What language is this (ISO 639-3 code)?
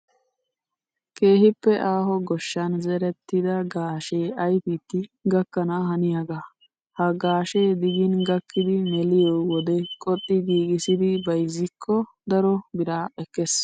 wal